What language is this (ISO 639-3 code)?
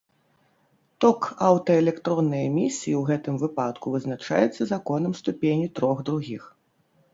bel